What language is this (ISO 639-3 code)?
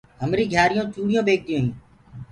ggg